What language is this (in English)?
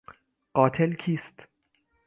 Persian